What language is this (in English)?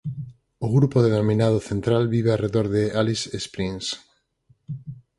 Galician